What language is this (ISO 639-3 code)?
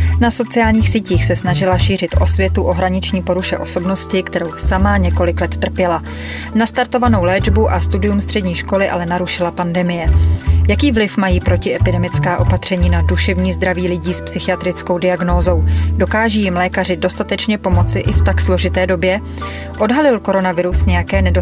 ces